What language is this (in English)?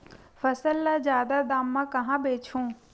Chhattisgarhi